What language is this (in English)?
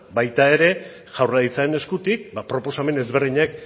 Basque